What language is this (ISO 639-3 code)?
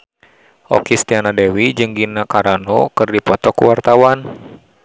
sun